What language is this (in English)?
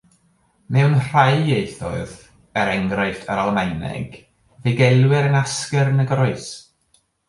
Welsh